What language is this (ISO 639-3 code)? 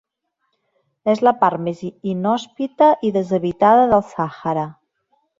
cat